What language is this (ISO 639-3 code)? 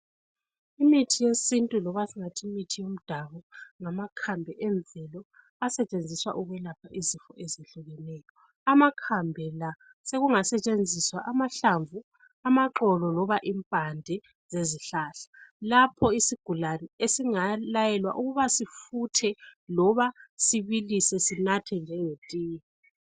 nde